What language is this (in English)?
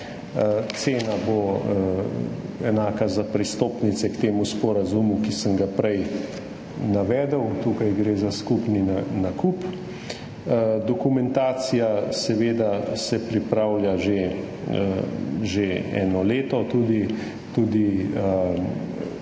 Slovenian